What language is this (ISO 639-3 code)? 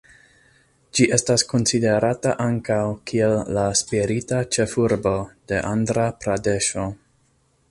epo